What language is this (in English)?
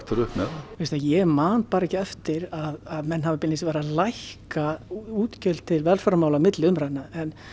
Icelandic